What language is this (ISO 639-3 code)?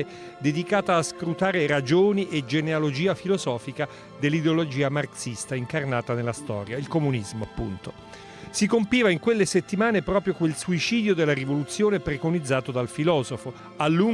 ita